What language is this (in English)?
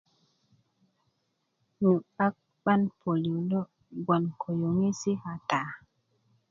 Kuku